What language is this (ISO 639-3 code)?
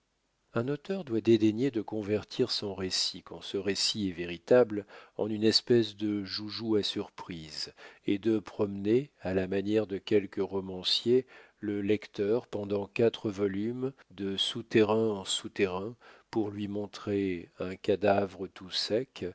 fra